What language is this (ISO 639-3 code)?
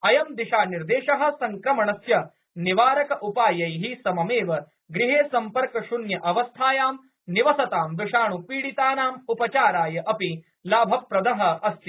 san